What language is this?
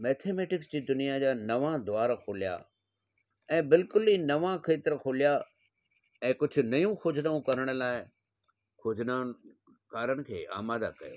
Sindhi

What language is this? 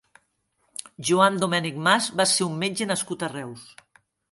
Catalan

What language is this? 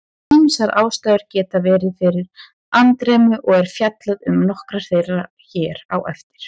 Icelandic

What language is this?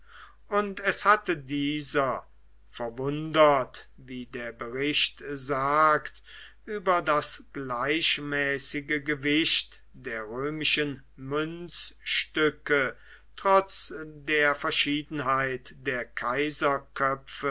German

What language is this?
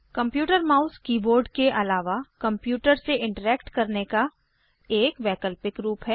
Hindi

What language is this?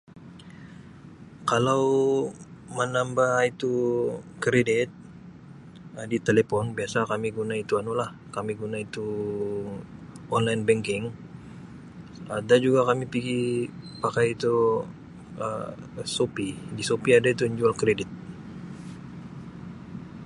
Sabah Malay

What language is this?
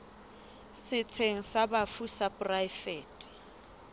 Southern Sotho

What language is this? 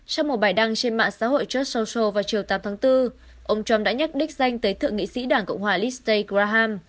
Vietnamese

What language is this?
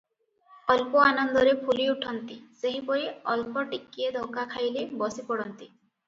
Odia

